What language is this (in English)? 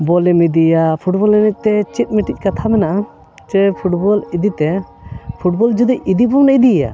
Santali